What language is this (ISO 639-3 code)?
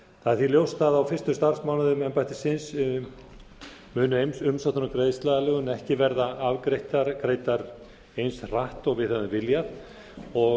isl